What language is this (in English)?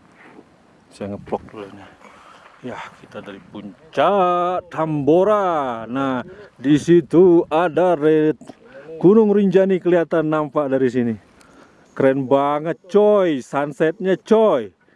Indonesian